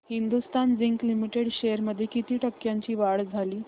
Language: Marathi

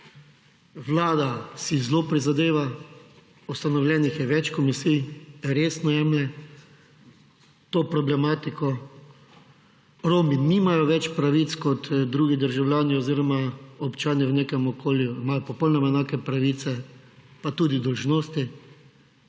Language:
Slovenian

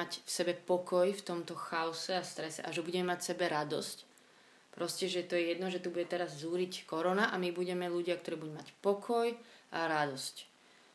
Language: Slovak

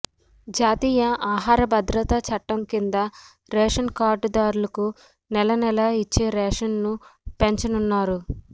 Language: Telugu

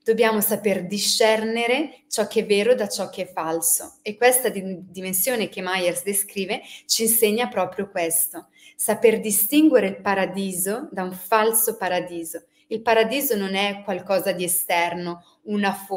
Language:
Italian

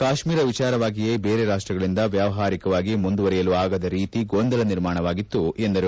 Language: Kannada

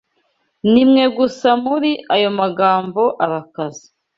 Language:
Kinyarwanda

